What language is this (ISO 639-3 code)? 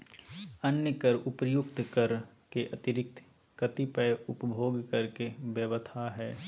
mag